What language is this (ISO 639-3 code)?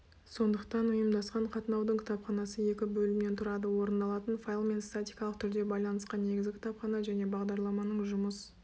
kaz